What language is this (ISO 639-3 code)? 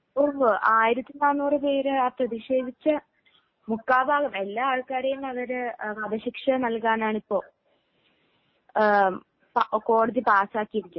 mal